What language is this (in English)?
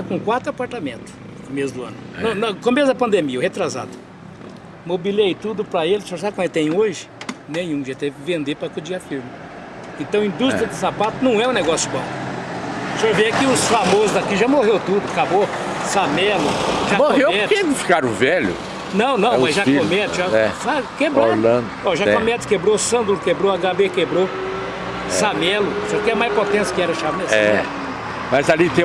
Portuguese